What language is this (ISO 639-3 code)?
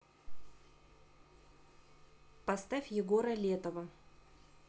rus